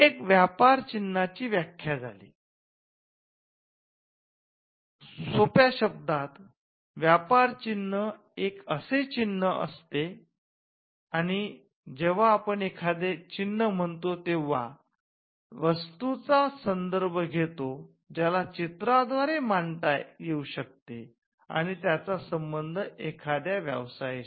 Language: Marathi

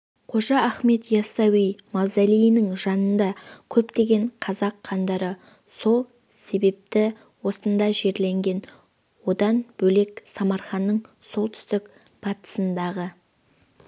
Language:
Kazakh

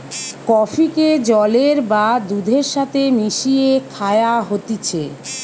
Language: Bangla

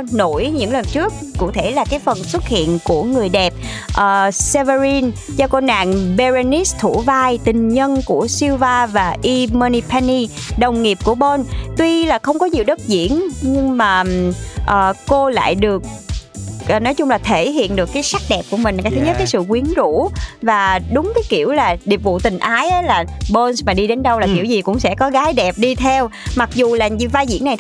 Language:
Vietnamese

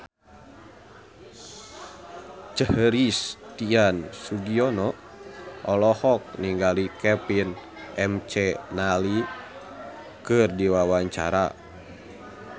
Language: Sundanese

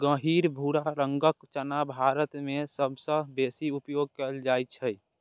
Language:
Maithili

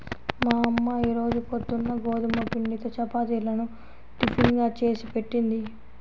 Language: Telugu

